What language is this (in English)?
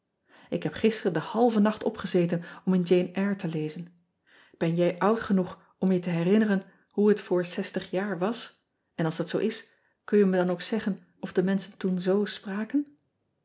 Dutch